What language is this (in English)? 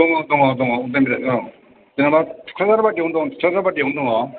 Bodo